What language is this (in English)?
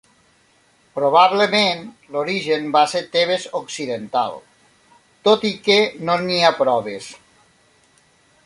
Catalan